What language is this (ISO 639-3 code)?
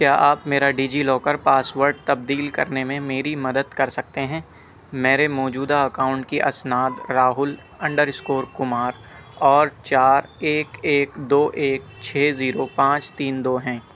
urd